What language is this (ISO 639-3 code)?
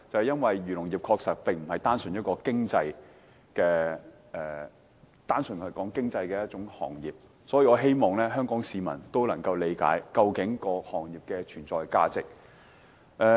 yue